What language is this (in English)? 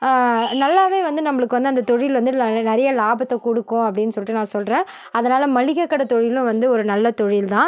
Tamil